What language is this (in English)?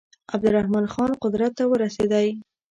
Pashto